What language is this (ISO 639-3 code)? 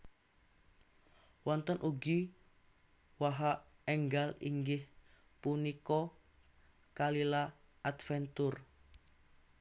jav